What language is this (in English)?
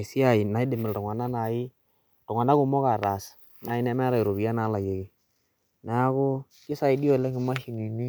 Masai